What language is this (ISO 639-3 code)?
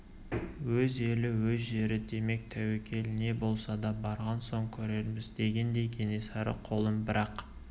kaz